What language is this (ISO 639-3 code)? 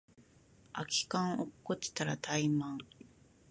jpn